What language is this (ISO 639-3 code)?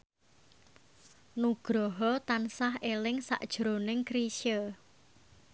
jav